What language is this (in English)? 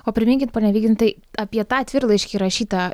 Lithuanian